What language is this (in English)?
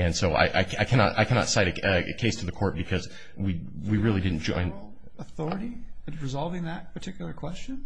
English